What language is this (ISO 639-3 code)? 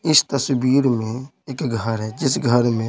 hin